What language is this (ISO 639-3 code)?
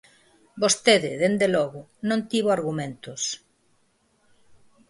glg